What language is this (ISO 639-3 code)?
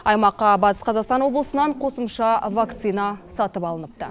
kaz